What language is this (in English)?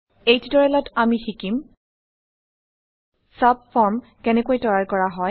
Assamese